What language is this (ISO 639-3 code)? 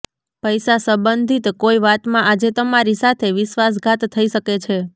guj